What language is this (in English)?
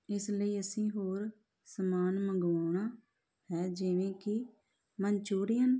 Punjabi